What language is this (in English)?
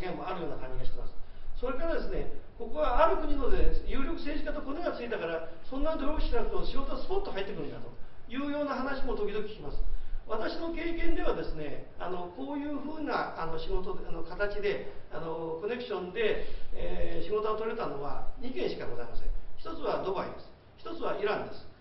Japanese